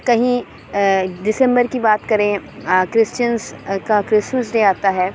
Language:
Urdu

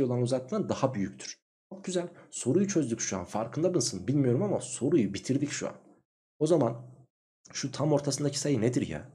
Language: Turkish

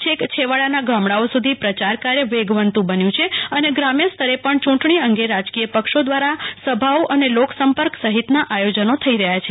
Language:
Gujarati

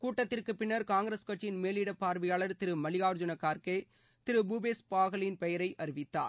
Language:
Tamil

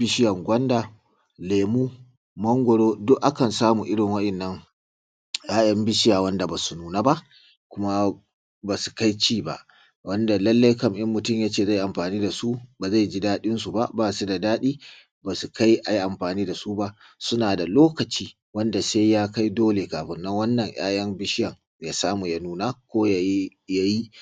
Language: Hausa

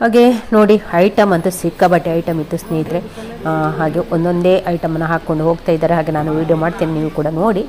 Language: Kannada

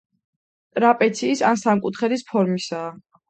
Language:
Georgian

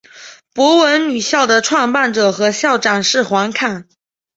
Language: Chinese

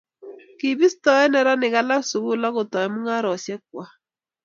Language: Kalenjin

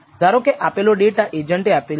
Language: Gujarati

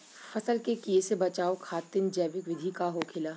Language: Bhojpuri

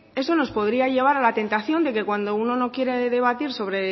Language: Spanish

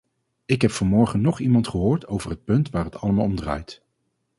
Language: Dutch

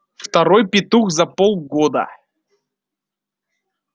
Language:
Russian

